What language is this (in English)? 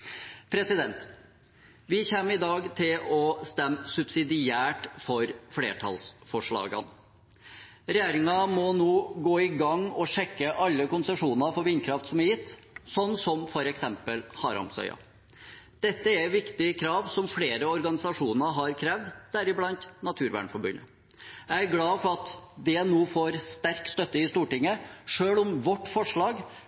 Norwegian Bokmål